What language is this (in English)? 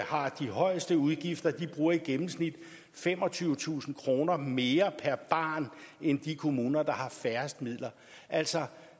Danish